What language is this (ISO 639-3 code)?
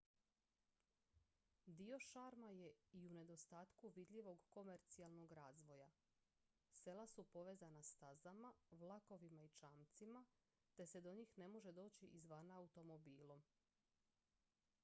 hrv